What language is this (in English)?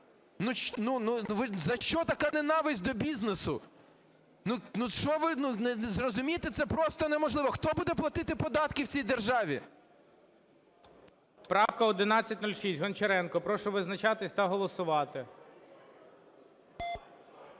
Ukrainian